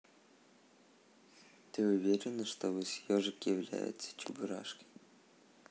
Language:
Russian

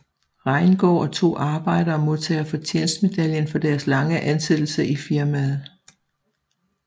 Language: Danish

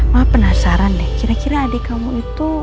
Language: Indonesian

